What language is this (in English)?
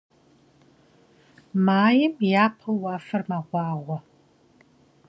Kabardian